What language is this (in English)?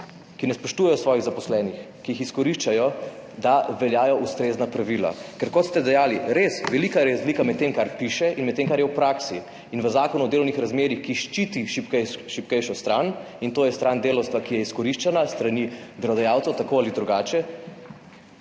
Slovenian